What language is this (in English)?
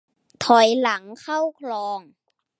Thai